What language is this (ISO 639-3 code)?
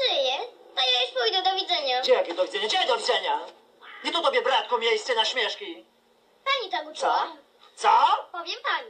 pol